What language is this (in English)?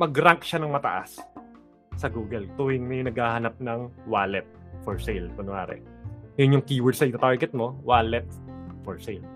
Filipino